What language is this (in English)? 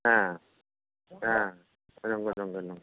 Bodo